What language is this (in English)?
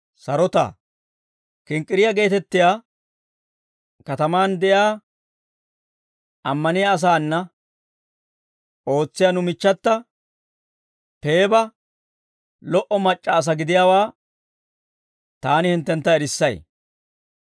Dawro